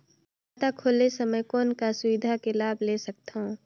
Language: Chhattisgarhi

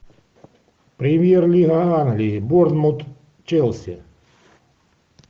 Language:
Russian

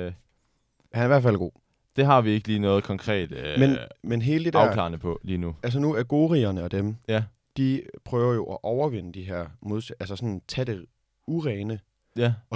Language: Danish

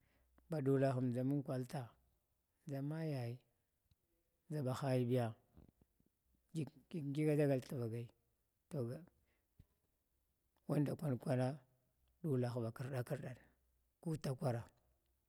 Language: Glavda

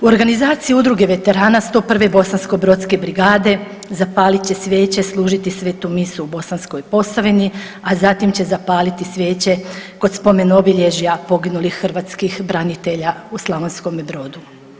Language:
Croatian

